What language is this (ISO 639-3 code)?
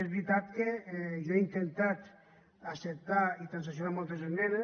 cat